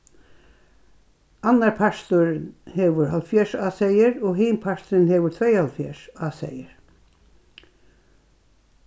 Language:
Faroese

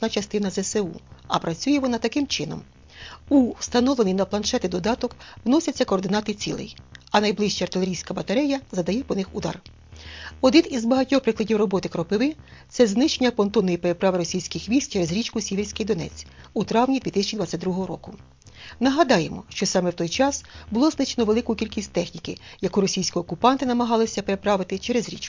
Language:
Ukrainian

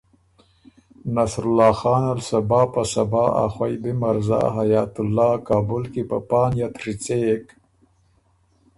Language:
Ormuri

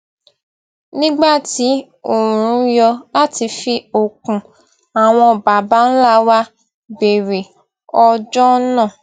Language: Yoruba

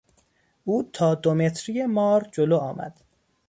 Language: Persian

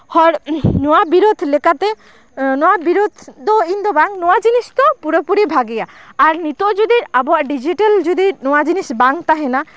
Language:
Santali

